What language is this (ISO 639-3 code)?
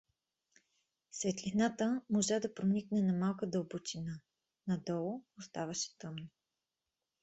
bul